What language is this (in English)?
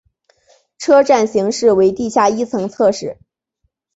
Chinese